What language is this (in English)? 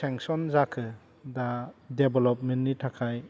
Bodo